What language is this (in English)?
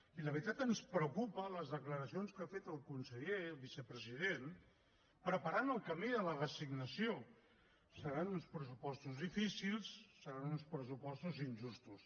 Catalan